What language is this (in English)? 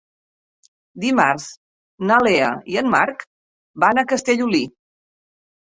Catalan